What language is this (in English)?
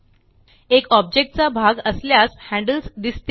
Marathi